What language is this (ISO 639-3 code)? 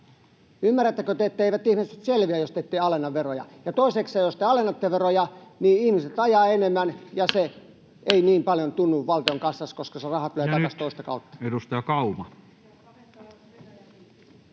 fin